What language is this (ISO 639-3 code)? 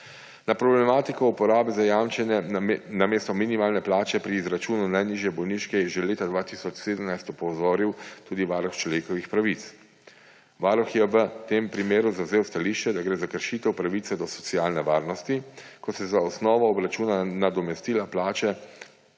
slv